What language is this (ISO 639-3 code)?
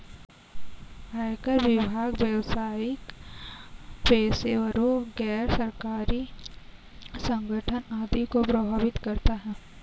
hin